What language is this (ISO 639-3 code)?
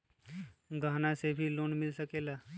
mag